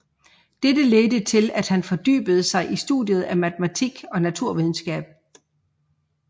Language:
Danish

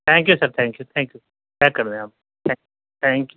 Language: Urdu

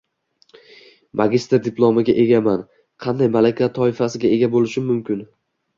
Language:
Uzbek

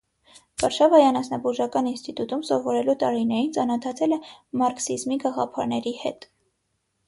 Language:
Armenian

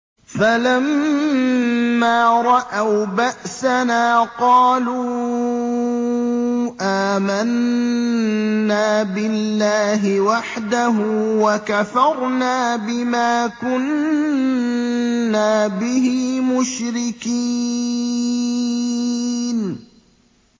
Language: Arabic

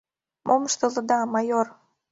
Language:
Mari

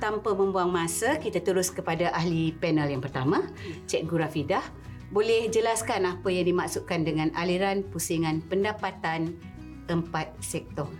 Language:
Malay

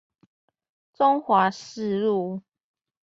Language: Chinese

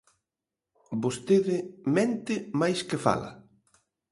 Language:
Galician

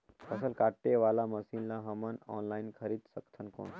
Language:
Chhattisgarhi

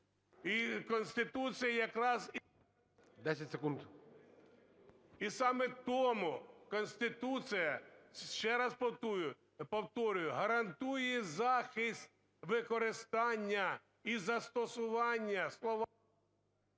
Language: Ukrainian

